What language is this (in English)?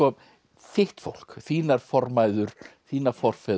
Icelandic